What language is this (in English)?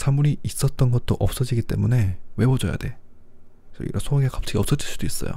Korean